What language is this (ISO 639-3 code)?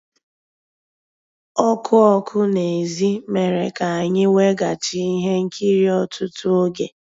ibo